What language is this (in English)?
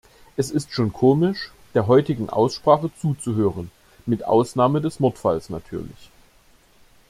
German